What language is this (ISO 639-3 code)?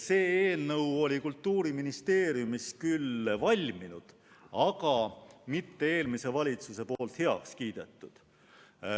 est